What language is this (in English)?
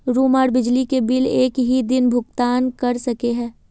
Magahi